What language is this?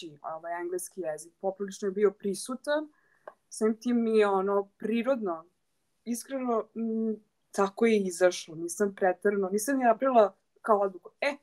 Croatian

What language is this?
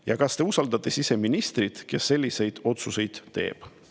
Estonian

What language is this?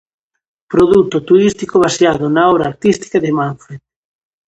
Galician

